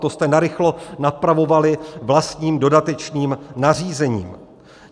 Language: Czech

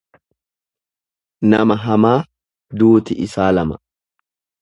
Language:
Oromo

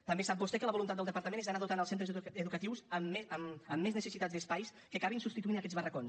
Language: Catalan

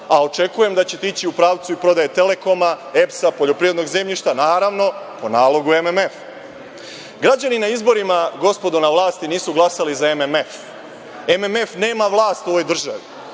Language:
Serbian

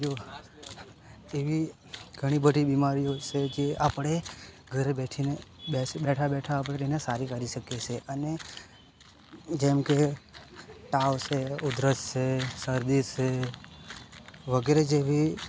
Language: Gujarati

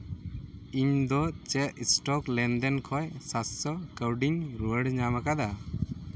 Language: Santali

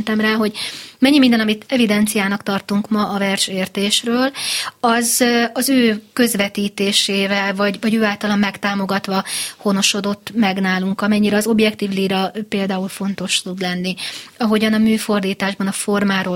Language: Hungarian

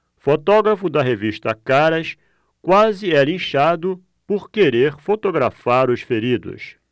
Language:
Portuguese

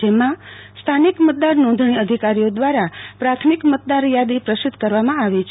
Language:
Gujarati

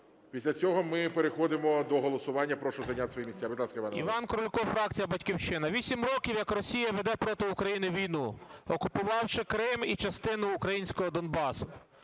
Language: Ukrainian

